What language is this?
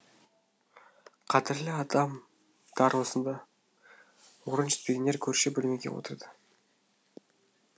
Kazakh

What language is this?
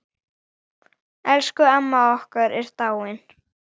Icelandic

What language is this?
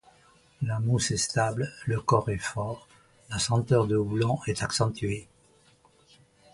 French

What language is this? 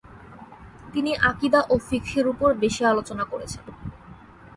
Bangla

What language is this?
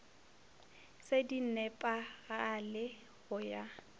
Northern Sotho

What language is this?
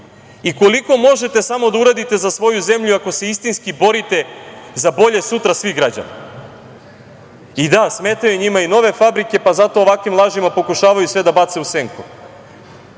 Serbian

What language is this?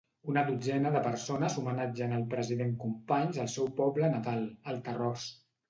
Catalan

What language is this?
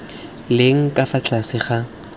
Tswana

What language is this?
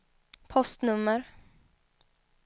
Swedish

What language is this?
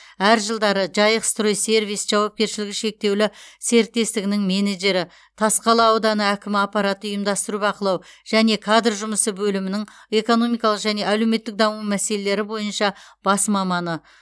Kazakh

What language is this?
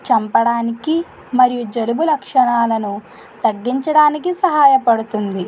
Telugu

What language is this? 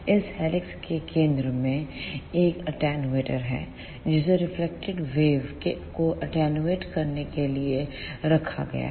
Hindi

